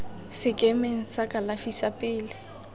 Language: Tswana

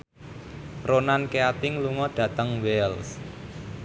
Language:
Javanese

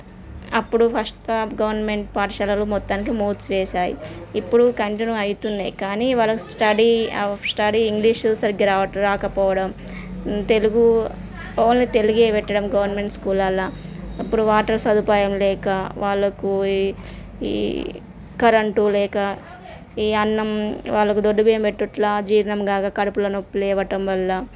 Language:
Telugu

